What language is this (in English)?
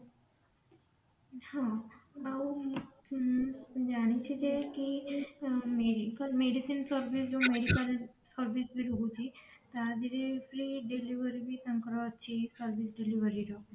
Odia